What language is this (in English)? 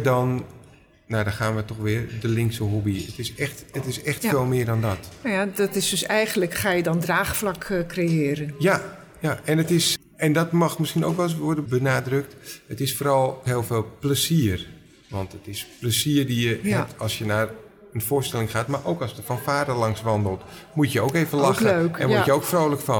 Dutch